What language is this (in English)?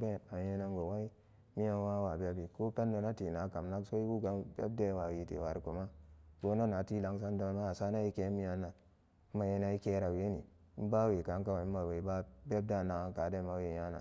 Samba Daka